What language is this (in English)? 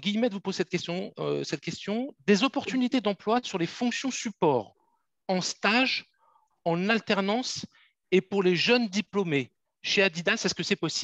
French